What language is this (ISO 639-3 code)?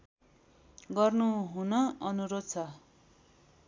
nep